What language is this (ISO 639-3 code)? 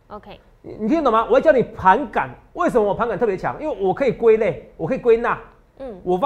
zho